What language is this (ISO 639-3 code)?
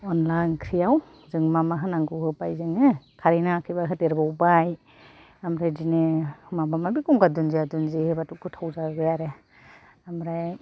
brx